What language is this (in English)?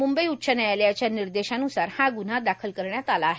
Marathi